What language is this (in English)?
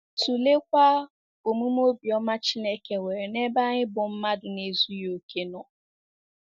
Igbo